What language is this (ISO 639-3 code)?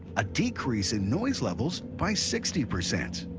eng